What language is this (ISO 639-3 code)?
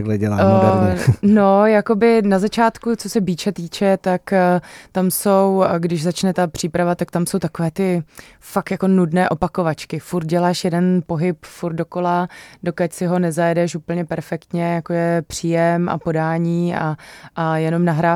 ces